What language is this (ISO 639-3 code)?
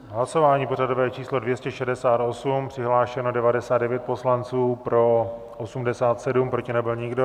ces